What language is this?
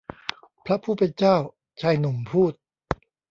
Thai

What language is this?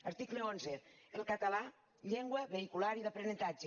Catalan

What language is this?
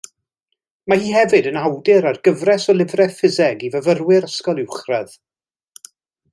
Welsh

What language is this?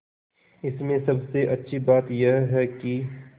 Hindi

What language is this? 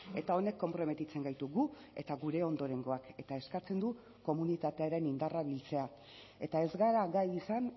Basque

